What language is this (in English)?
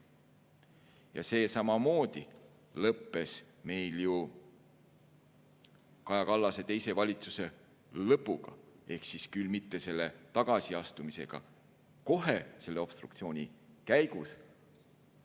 Estonian